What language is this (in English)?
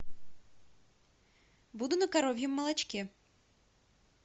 Russian